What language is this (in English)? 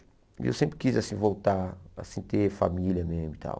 Portuguese